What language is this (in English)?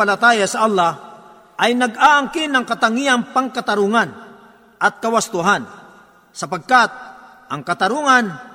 Filipino